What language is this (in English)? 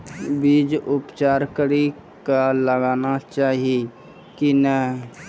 Maithili